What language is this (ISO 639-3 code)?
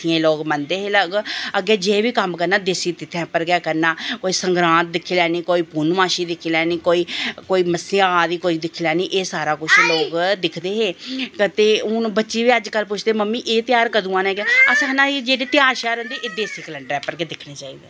doi